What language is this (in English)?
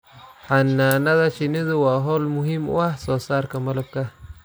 Somali